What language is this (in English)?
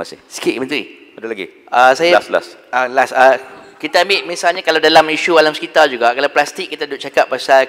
Malay